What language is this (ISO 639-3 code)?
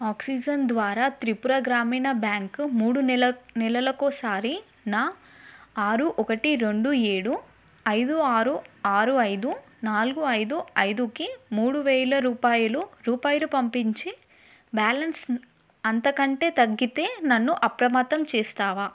tel